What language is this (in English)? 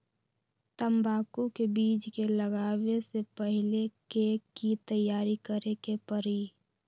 Magahi